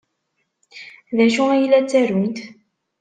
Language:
Kabyle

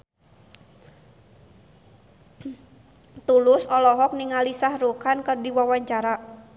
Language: Sundanese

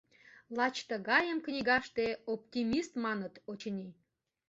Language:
Mari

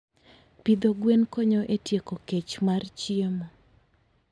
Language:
Luo (Kenya and Tanzania)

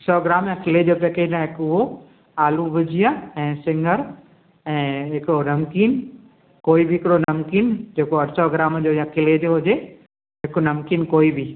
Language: Sindhi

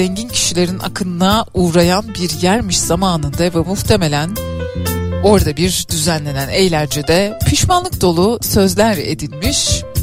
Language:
Turkish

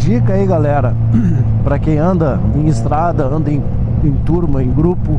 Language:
Portuguese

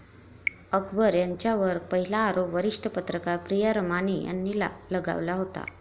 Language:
Marathi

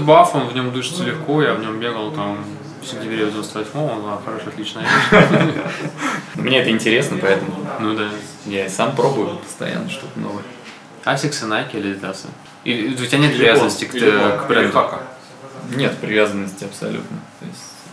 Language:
Russian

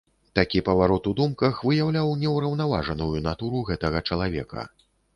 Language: Belarusian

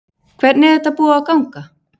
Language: Icelandic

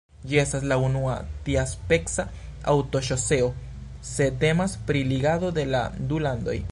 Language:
Esperanto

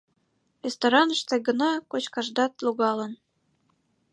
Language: Mari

